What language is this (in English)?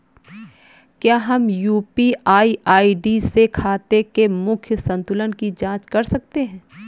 Hindi